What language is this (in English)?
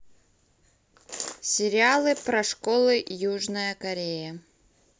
Russian